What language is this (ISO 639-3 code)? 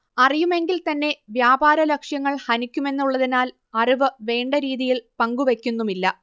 mal